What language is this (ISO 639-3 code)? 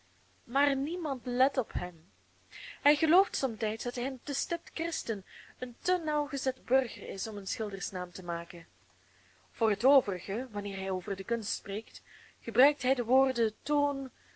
nld